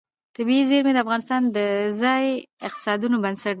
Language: Pashto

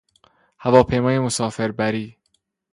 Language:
Persian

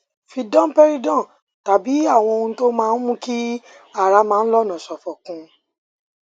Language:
Yoruba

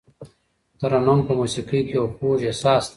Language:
Pashto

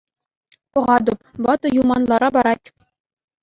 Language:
Chuvash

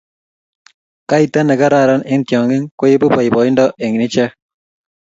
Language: Kalenjin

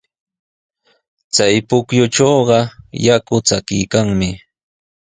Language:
Sihuas Ancash Quechua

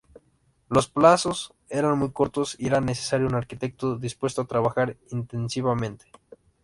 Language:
Spanish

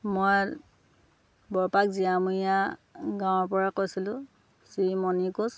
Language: Assamese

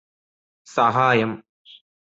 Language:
Malayalam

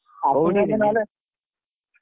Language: Odia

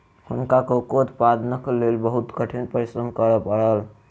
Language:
Maithili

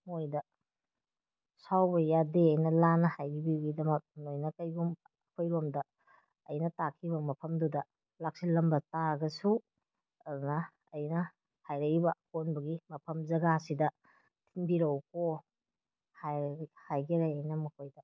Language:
Manipuri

